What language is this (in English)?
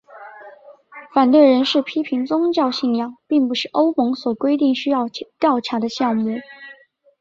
Chinese